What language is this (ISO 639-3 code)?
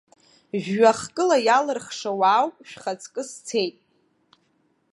abk